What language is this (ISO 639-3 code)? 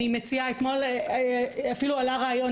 heb